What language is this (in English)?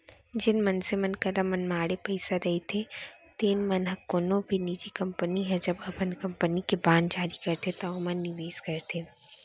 Chhattisgarhi